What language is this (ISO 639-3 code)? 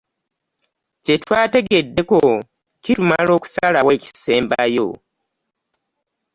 lug